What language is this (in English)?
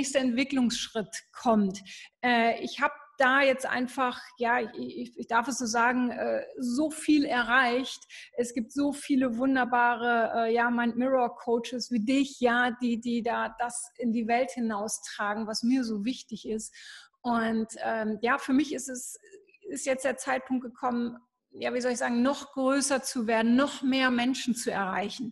German